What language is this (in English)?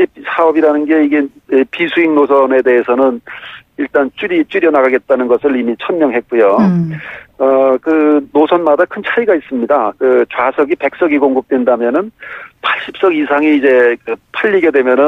Korean